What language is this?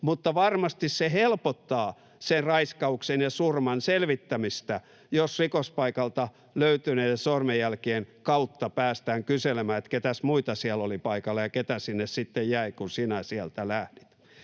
Finnish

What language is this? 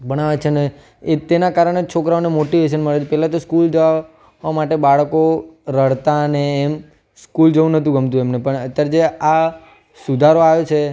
Gujarati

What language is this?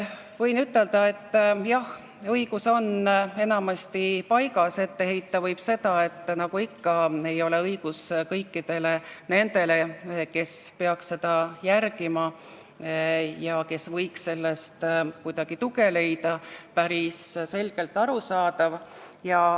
Estonian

